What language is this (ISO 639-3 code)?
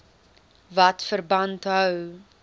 afr